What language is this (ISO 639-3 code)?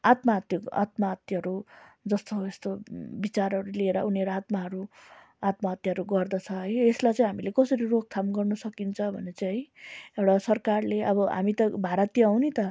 nep